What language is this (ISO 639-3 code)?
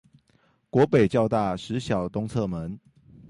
zho